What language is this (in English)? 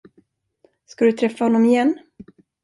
Swedish